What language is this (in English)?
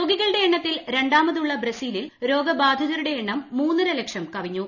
Malayalam